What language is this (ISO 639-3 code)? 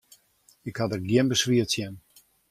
fry